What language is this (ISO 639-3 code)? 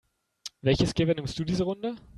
deu